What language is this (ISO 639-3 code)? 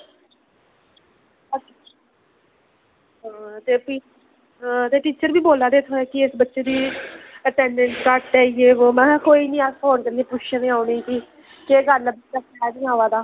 doi